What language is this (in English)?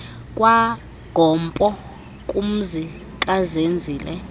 Xhosa